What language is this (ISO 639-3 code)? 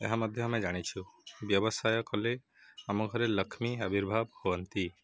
ori